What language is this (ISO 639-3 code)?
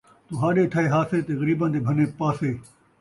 skr